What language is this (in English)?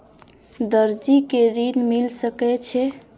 Maithili